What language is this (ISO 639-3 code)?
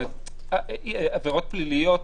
heb